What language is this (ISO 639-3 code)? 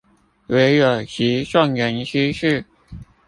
zho